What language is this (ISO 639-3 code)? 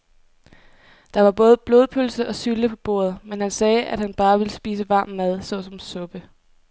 dan